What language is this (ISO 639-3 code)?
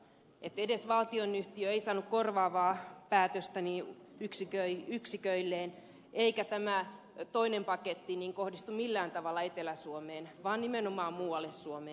fin